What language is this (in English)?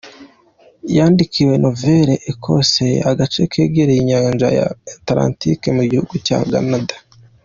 Kinyarwanda